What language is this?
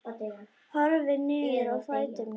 Icelandic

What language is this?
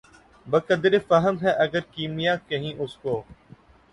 Urdu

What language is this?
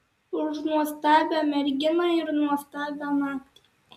Lithuanian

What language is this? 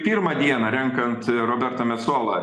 Lithuanian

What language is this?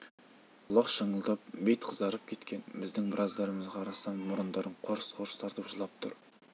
Kazakh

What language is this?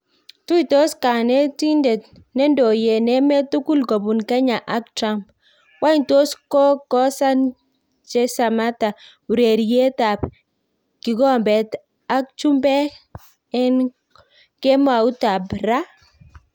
Kalenjin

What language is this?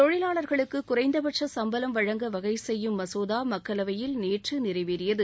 Tamil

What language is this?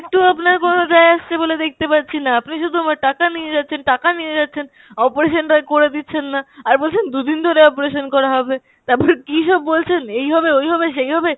Bangla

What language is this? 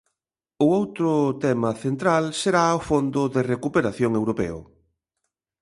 Galician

